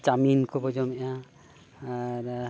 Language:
Santali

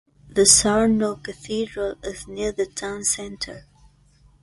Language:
English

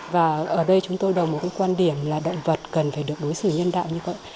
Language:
Vietnamese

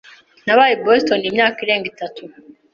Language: Kinyarwanda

